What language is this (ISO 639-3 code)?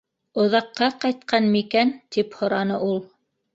bak